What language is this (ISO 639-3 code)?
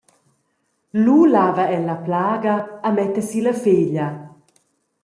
roh